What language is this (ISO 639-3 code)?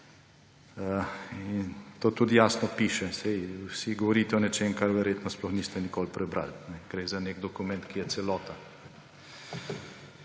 slv